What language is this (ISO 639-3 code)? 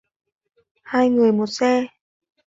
vie